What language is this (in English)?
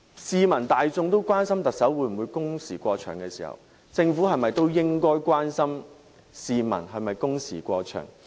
Cantonese